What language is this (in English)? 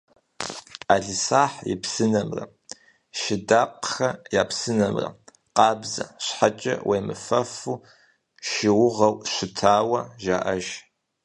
Kabardian